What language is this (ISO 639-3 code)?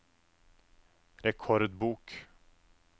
nor